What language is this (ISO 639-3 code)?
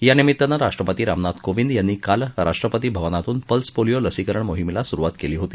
mar